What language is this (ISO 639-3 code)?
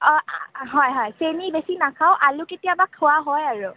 asm